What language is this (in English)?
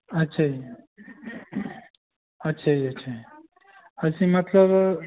Punjabi